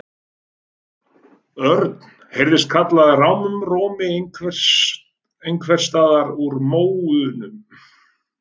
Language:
Icelandic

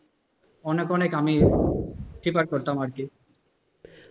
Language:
Bangla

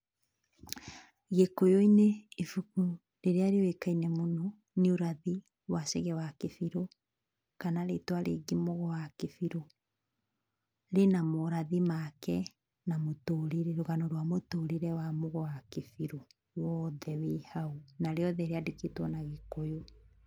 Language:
Kikuyu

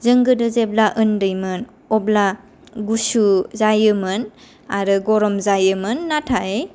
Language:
Bodo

